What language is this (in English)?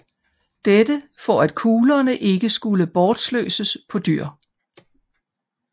Danish